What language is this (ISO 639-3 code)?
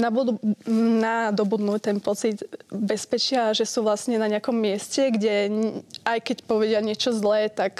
slk